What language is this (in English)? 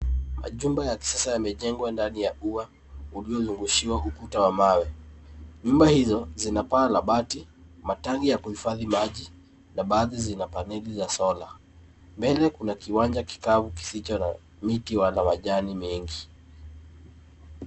Swahili